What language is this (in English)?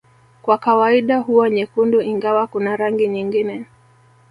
Swahili